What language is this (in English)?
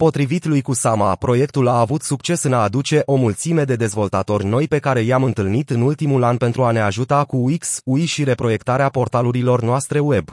Romanian